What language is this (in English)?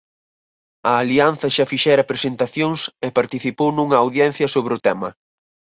Galician